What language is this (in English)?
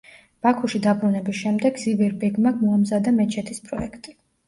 Georgian